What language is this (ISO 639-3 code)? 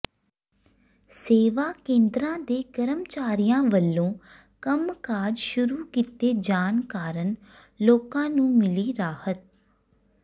pan